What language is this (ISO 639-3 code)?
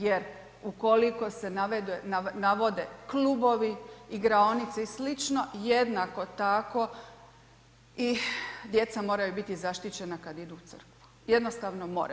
hrv